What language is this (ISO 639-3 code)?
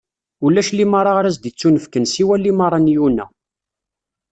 kab